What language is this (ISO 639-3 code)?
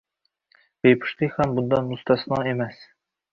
uzb